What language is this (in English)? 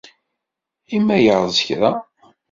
Kabyle